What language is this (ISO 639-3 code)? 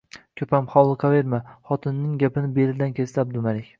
uzb